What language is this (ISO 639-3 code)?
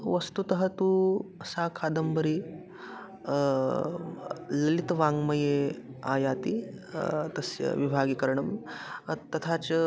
san